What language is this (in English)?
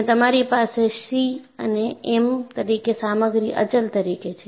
Gujarati